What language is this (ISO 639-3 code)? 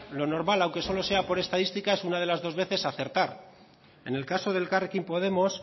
spa